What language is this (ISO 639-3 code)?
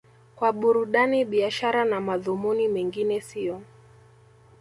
swa